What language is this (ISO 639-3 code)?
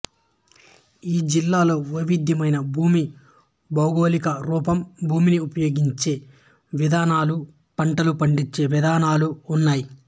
tel